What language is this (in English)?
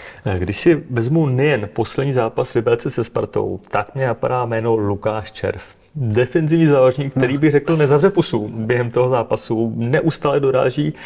Czech